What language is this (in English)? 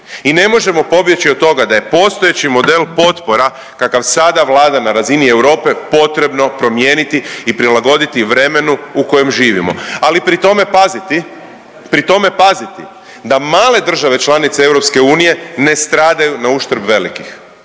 Croatian